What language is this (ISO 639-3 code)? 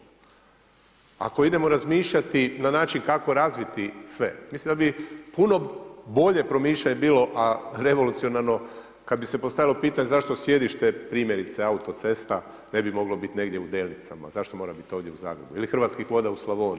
hrv